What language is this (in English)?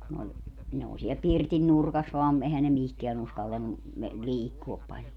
Finnish